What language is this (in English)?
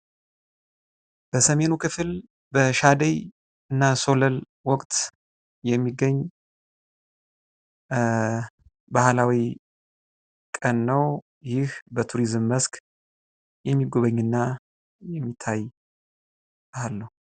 Amharic